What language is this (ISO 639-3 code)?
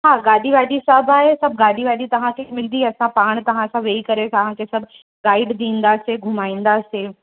snd